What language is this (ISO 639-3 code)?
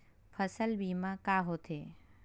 hne